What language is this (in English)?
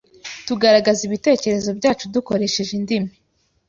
Kinyarwanda